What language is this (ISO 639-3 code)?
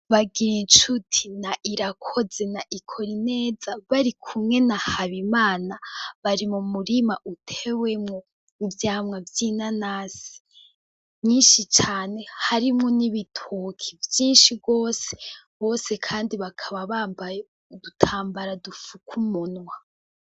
run